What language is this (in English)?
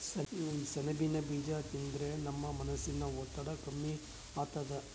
Kannada